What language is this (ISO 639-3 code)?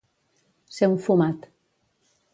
cat